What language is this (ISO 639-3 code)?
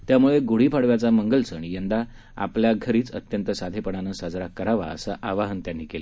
mar